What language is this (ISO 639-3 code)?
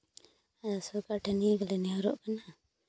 sat